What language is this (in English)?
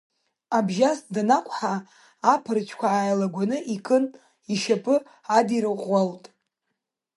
Abkhazian